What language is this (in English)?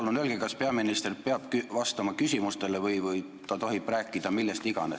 Estonian